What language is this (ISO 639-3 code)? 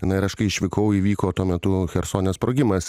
lit